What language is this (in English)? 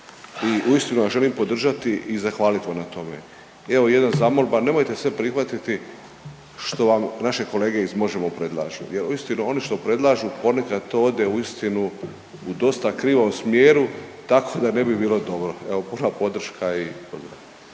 Croatian